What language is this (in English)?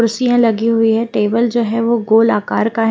Hindi